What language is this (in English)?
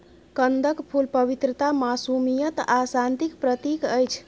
Maithili